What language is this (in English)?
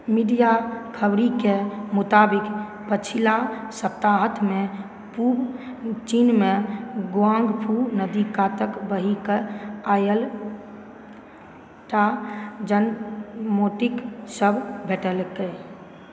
Maithili